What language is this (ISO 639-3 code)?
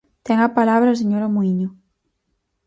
glg